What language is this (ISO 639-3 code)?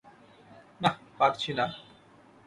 ben